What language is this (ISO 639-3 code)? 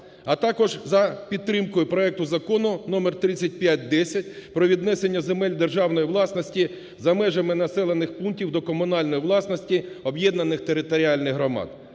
ukr